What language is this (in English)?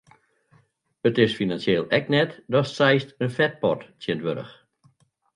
Western Frisian